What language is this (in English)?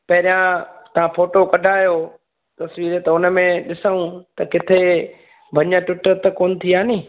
Sindhi